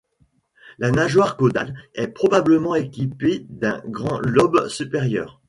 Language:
French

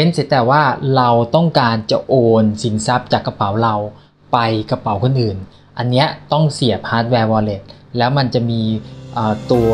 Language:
Thai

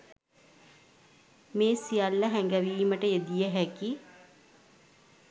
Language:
Sinhala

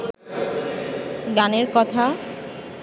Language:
Bangla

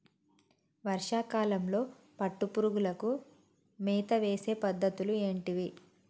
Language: Telugu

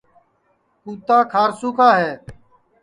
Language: Sansi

